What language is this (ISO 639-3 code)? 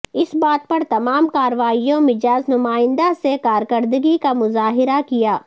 urd